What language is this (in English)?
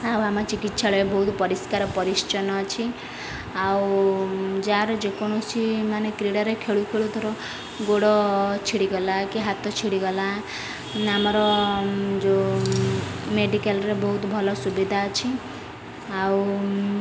Odia